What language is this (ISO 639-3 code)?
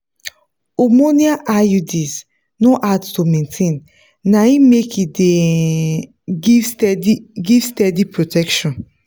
pcm